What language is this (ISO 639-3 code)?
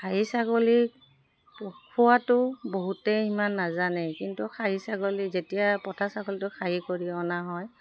asm